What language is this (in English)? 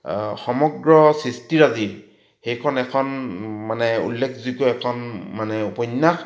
Assamese